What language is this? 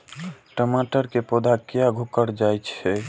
Maithili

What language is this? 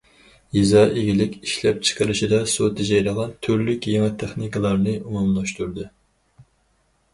Uyghur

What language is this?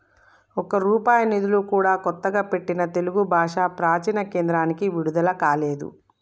Telugu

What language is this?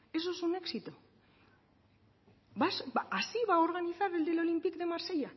Spanish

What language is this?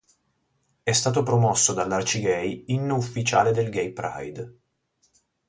Italian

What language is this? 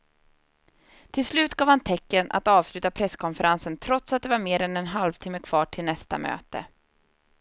Swedish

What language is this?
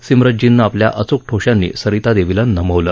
Marathi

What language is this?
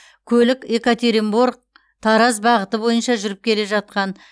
Kazakh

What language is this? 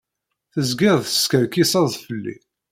Kabyle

